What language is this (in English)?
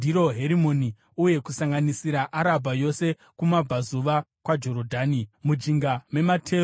Shona